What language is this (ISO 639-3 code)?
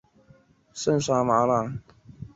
zho